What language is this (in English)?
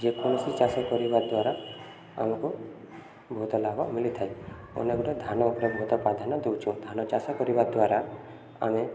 Odia